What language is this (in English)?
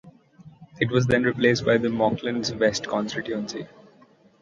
English